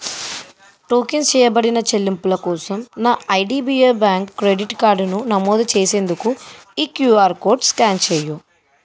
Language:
Telugu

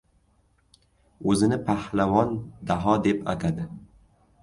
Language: Uzbek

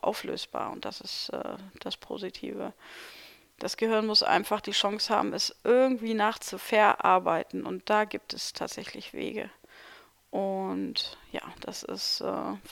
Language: German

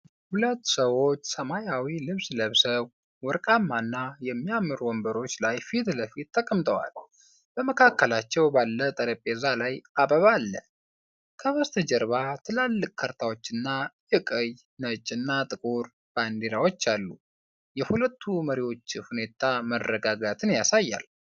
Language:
Amharic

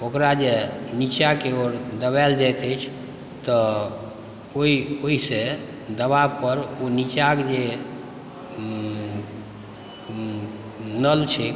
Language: Maithili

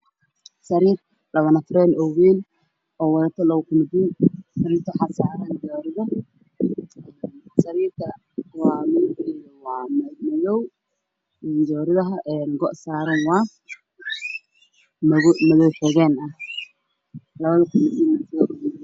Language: Somali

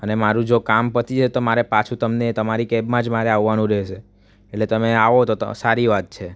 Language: Gujarati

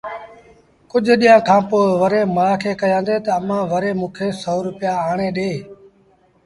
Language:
Sindhi Bhil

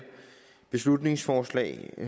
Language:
Danish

